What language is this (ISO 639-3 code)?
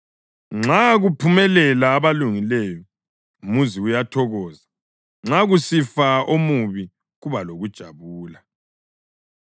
nde